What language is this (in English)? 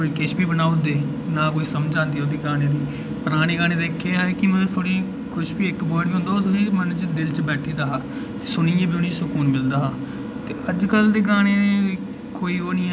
Dogri